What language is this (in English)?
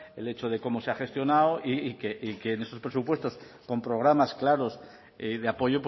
Spanish